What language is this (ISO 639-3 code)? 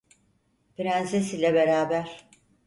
tur